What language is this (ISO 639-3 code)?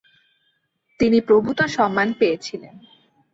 ben